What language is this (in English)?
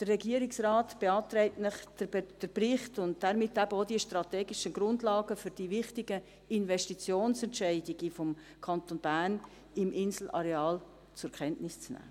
Swiss German